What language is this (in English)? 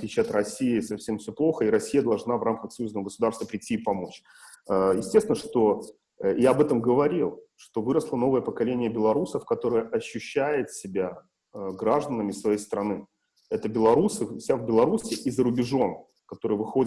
Russian